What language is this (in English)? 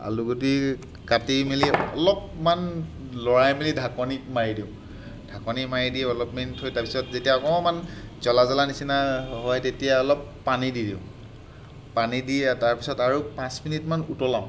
Assamese